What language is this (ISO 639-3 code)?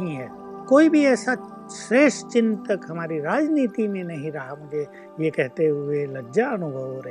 hin